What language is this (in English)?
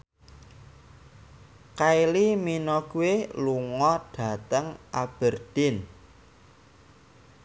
Javanese